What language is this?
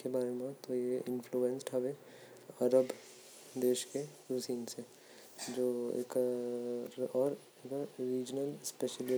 Korwa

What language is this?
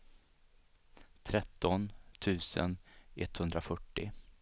Swedish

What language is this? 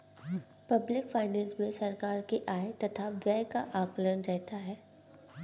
Hindi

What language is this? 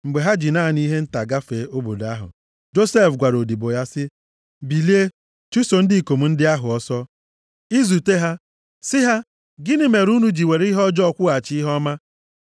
Igbo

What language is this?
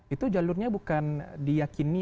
Indonesian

